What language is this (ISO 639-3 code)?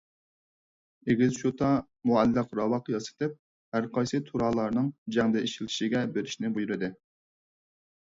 uig